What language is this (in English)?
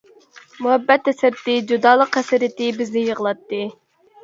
Uyghur